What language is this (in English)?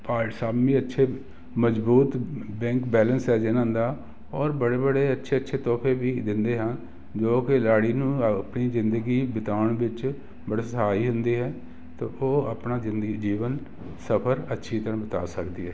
Punjabi